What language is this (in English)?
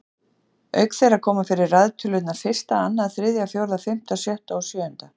Icelandic